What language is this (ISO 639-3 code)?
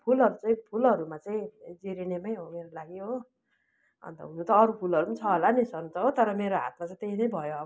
nep